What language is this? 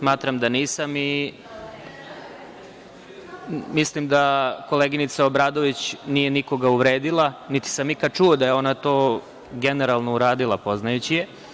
Serbian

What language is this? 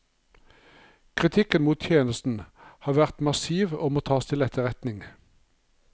Norwegian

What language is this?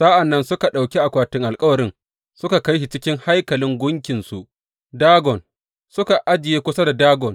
Hausa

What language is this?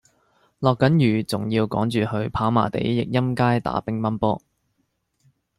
Cantonese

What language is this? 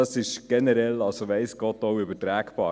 Swiss German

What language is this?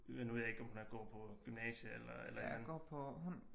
Danish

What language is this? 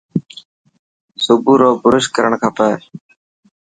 Dhatki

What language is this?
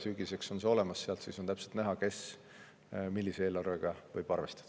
Estonian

